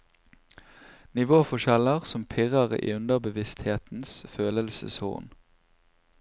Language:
Norwegian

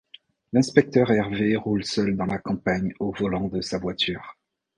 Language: French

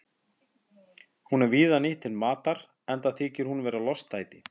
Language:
Icelandic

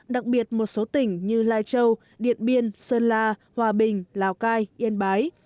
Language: Vietnamese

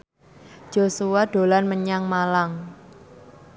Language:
Javanese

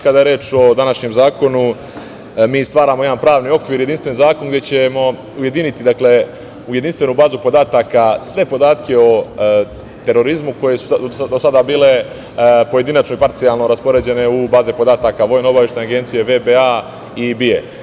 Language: Serbian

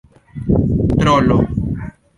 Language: Esperanto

